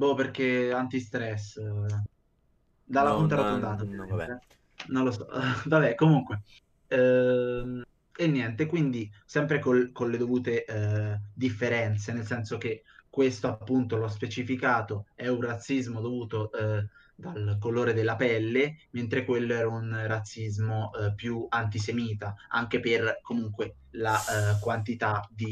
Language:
Italian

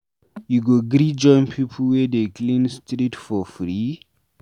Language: Nigerian Pidgin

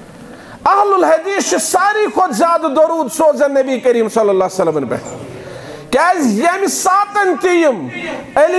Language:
Arabic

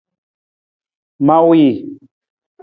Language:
Nawdm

